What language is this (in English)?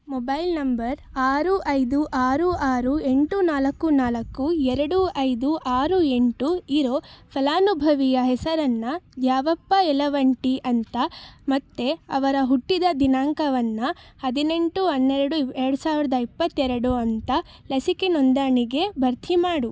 Kannada